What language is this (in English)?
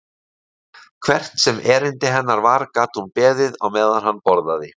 Icelandic